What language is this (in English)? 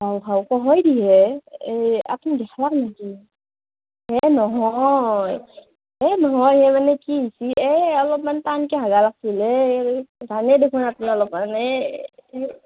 Assamese